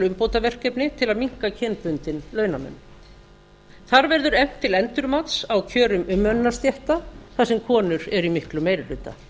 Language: Icelandic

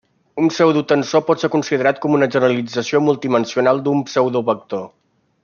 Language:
Catalan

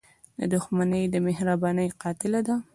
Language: Pashto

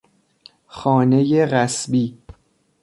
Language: Persian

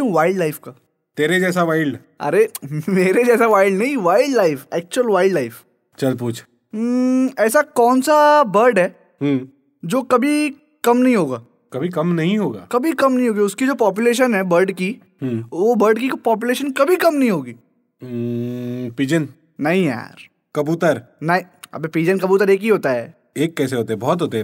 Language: Hindi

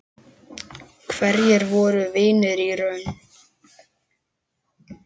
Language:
Icelandic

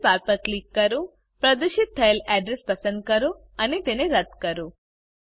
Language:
Gujarati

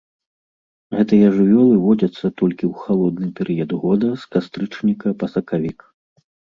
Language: Belarusian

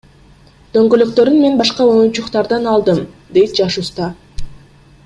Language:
Kyrgyz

